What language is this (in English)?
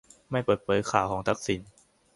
Thai